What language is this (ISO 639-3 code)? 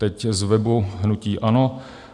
ces